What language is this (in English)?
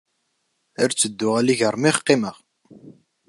Kabyle